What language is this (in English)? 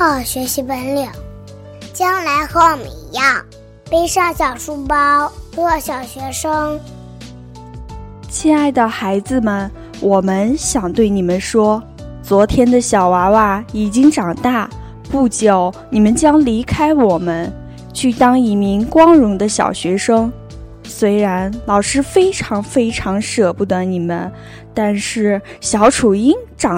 Chinese